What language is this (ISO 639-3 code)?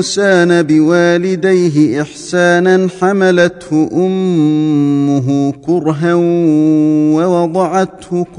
ara